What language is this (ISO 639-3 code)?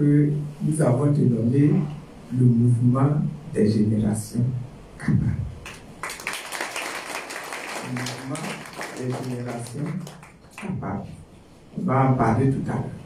fra